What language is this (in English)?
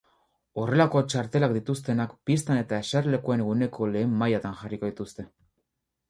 Basque